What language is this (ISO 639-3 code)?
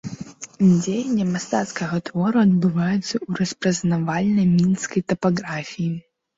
bel